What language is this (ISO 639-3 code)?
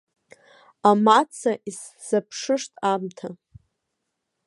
abk